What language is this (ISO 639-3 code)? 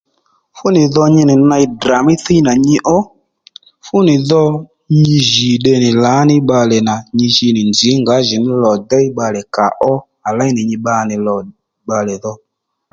led